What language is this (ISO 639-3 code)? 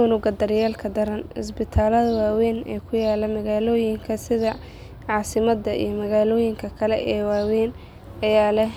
som